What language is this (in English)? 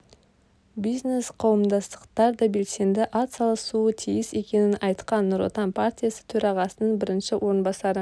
Kazakh